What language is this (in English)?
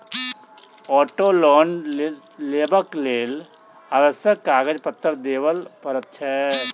Maithili